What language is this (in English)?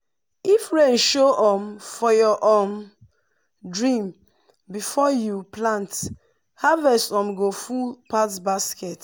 Nigerian Pidgin